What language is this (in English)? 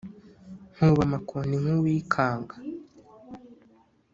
Kinyarwanda